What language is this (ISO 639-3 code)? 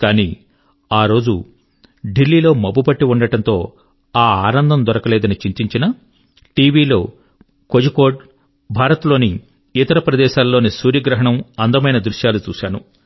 tel